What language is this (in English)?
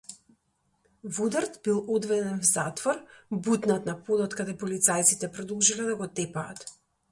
Macedonian